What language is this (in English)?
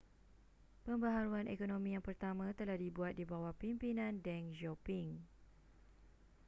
Malay